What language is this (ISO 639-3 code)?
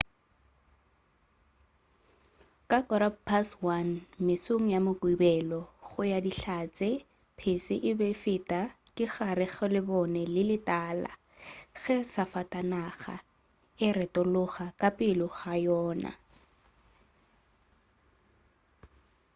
nso